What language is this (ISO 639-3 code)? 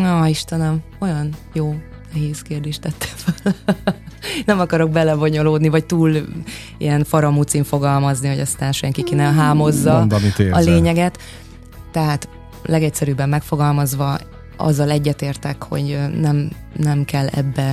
hun